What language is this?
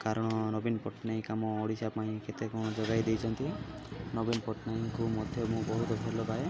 Odia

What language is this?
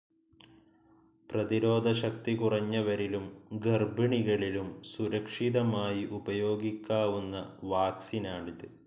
Malayalam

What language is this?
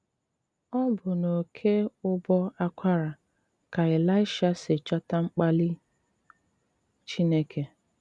Igbo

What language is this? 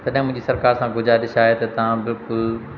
Sindhi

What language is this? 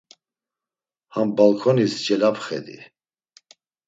Laz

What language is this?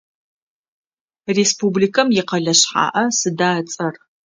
Adyghe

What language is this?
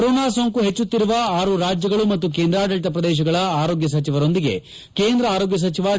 Kannada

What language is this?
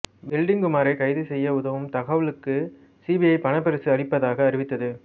Tamil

